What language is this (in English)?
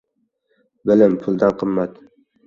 Uzbek